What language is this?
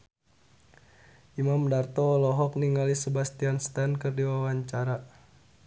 Sundanese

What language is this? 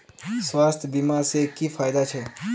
Magahi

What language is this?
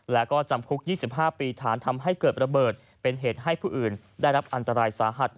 Thai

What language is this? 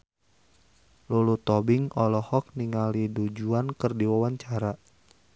Sundanese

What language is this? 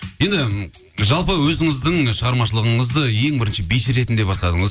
Kazakh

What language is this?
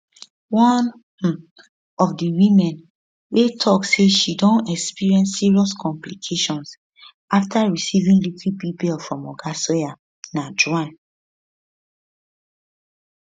Nigerian Pidgin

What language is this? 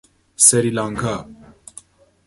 Persian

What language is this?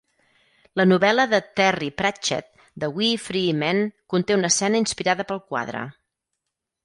Catalan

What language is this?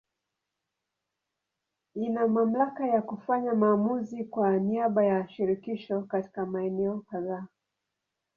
Swahili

